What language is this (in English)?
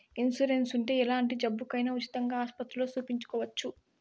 Telugu